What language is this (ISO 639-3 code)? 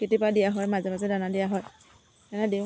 asm